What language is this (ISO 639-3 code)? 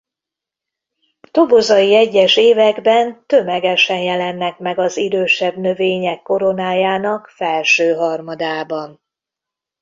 hun